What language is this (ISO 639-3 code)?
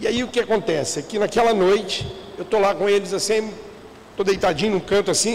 por